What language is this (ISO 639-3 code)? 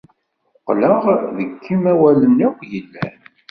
kab